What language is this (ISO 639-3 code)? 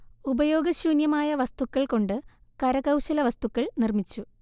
mal